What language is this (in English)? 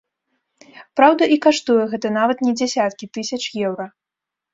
Belarusian